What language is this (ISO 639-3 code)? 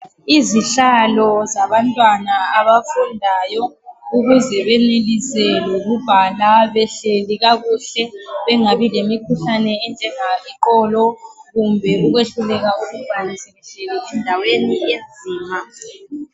nde